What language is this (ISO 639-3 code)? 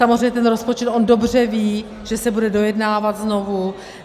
ces